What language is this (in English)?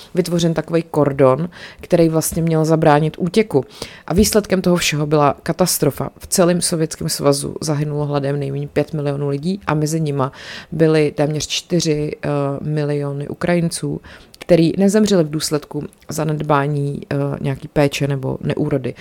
Czech